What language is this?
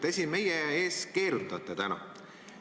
Estonian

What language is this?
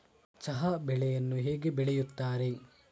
Kannada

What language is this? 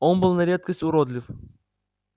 Russian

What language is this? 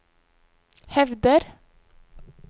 Norwegian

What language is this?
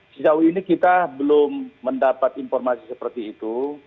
Indonesian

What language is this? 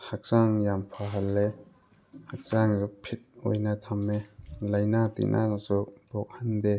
Manipuri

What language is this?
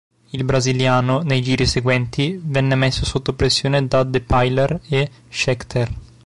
Italian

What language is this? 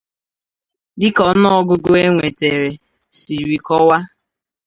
Igbo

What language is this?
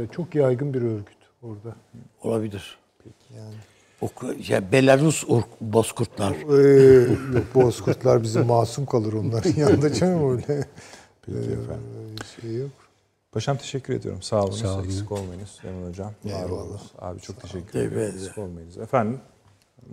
Turkish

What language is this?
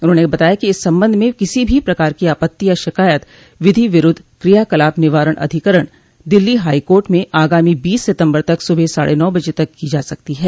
Hindi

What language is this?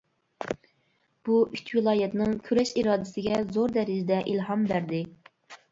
Uyghur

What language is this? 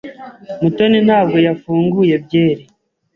Kinyarwanda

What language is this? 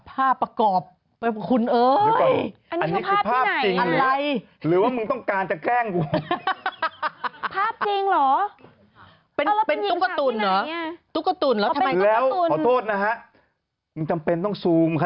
Thai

